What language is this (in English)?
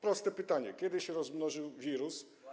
Polish